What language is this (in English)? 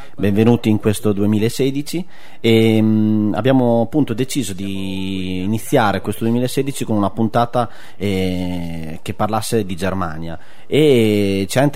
Italian